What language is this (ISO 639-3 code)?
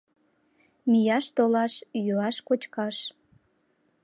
chm